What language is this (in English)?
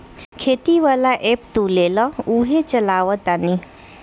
Bhojpuri